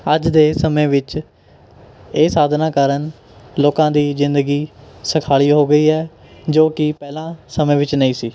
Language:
Punjabi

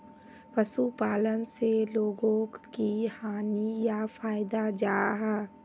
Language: Magahi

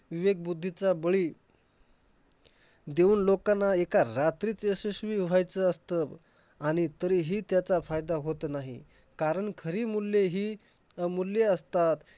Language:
Marathi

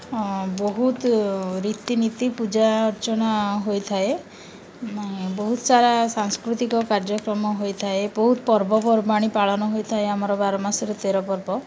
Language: Odia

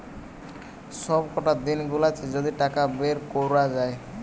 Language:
Bangla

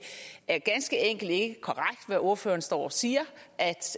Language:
Danish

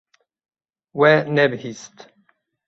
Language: Kurdish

